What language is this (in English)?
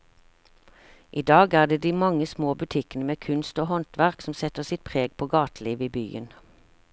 Norwegian